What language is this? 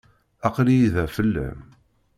Kabyle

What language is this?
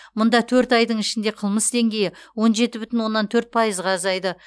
Kazakh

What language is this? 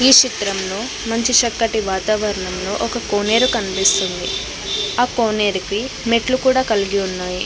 Telugu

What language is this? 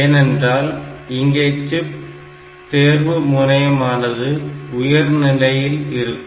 Tamil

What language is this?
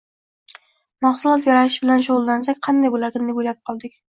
Uzbek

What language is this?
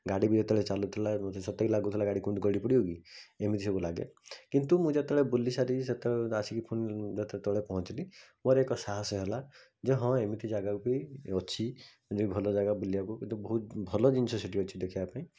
Odia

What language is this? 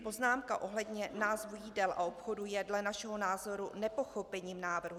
Czech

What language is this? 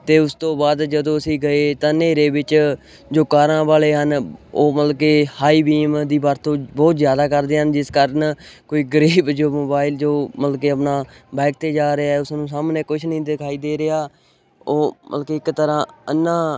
Punjabi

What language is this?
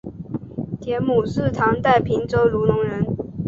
Chinese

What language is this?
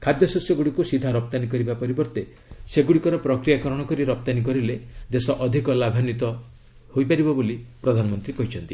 Odia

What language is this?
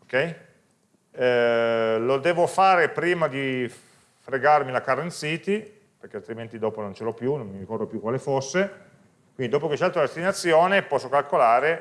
Italian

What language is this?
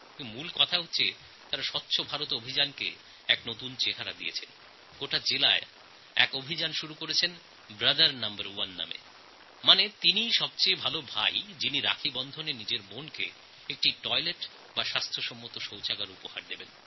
Bangla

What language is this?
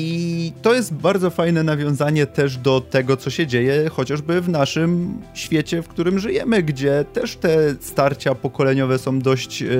Polish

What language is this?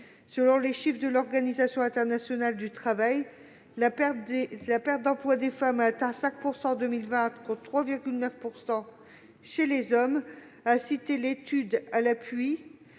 French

